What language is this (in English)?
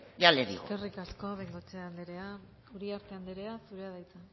Basque